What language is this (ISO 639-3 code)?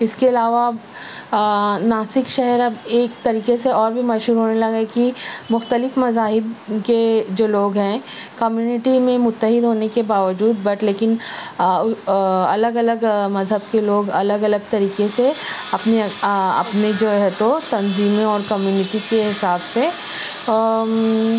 urd